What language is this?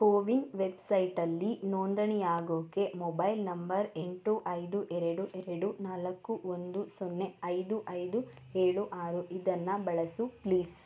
Kannada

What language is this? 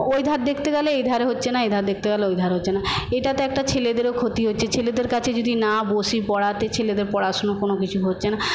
Bangla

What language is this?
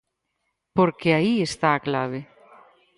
Galician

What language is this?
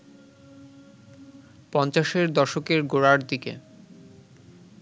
Bangla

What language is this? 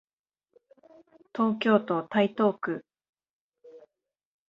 Japanese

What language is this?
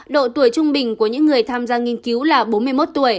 Vietnamese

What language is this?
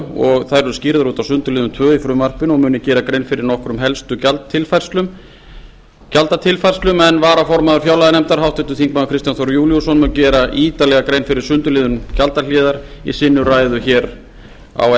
Icelandic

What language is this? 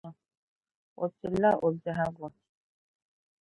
Dagbani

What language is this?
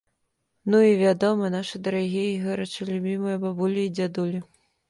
Belarusian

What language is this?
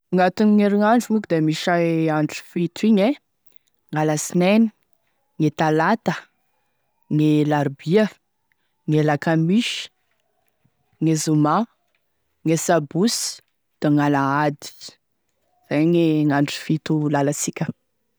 Tesaka Malagasy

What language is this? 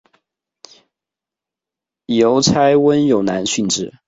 Chinese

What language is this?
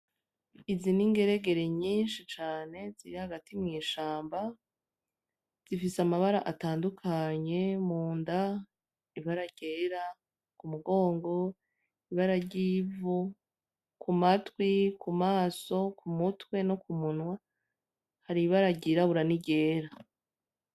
Rundi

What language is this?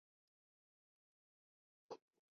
Chinese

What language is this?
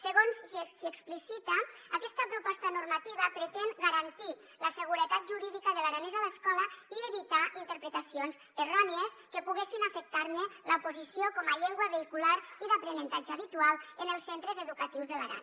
Catalan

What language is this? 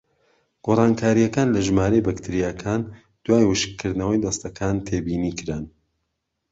Central Kurdish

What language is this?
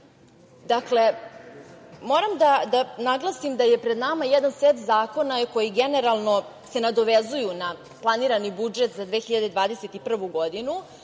Serbian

